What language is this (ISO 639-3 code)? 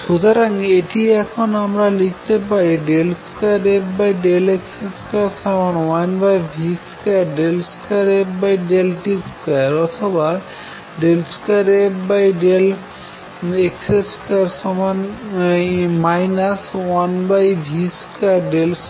ben